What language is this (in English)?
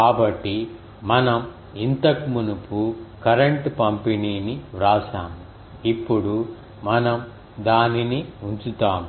Telugu